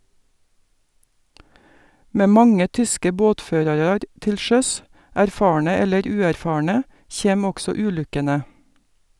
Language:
Norwegian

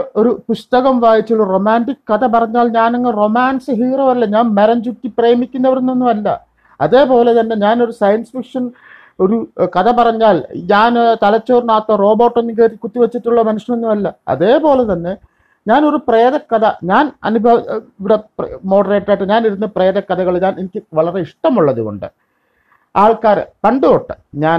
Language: Malayalam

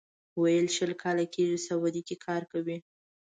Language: Pashto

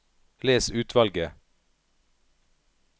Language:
Norwegian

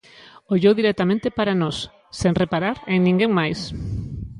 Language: Galician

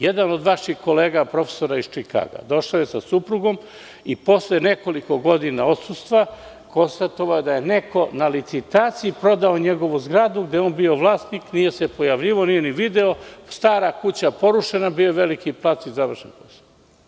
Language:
Serbian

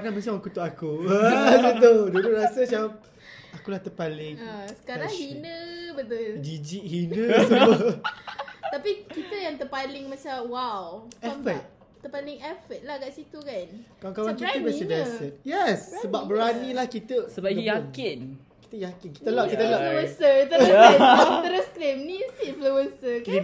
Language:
Malay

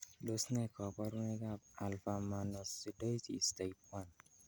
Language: Kalenjin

